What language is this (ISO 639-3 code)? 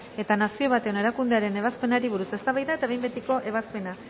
eus